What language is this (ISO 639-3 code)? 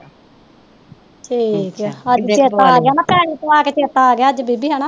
pan